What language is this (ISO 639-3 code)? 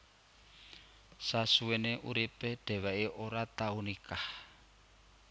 jav